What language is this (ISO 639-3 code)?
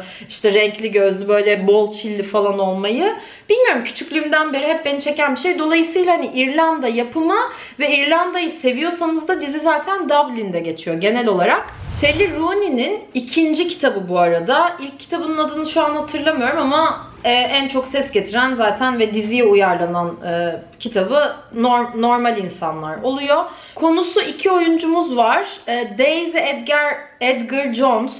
tur